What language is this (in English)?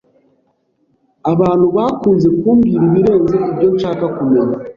Kinyarwanda